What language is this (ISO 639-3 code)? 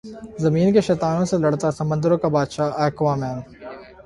urd